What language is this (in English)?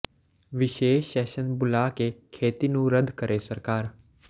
Punjabi